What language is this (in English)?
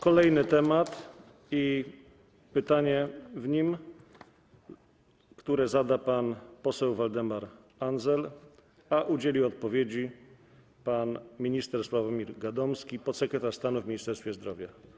Polish